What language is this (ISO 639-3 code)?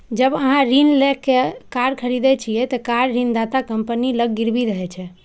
mai